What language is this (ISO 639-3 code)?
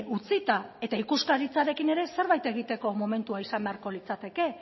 eus